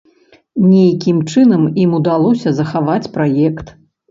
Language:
Belarusian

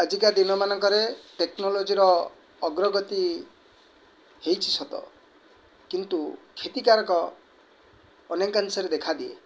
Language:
Odia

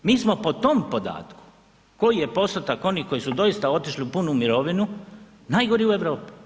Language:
Croatian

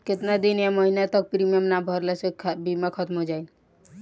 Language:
Bhojpuri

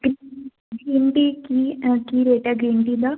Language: Punjabi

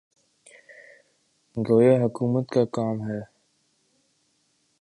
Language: Urdu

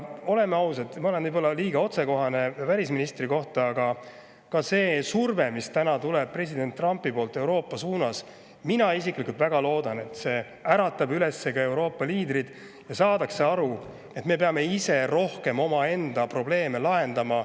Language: Estonian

